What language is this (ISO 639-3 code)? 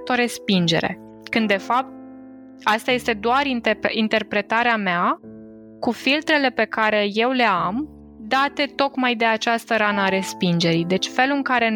ron